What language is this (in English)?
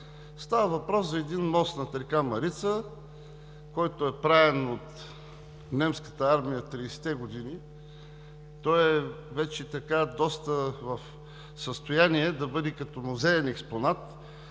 Bulgarian